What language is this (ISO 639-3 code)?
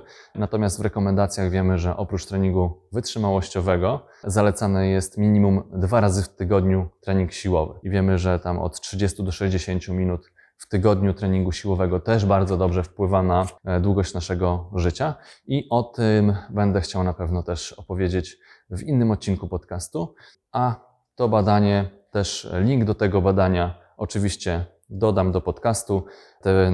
pol